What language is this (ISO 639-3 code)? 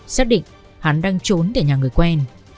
vie